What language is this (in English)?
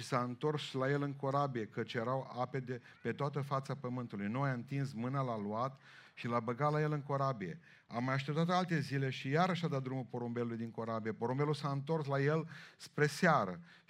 Romanian